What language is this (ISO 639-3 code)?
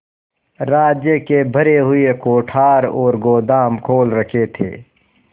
hin